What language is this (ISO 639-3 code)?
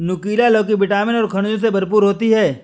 hin